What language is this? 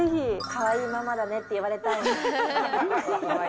Japanese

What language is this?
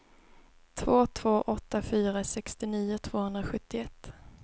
Swedish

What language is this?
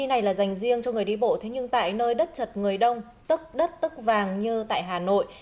Vietnamese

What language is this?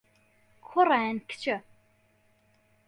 Central Kurdish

